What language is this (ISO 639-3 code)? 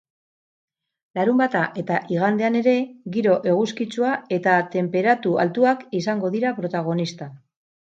eus